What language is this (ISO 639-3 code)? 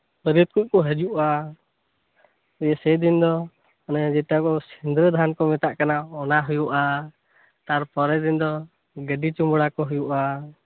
sat